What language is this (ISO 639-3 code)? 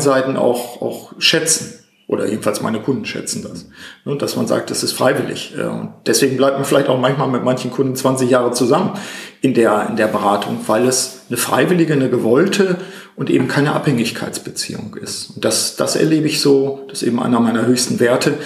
deu